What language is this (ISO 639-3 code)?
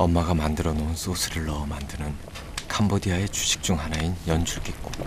kor